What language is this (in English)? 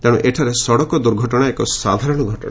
Odia